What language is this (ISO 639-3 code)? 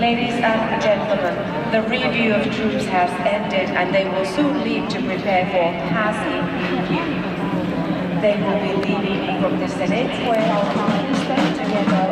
fin